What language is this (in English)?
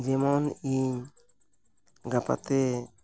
Santali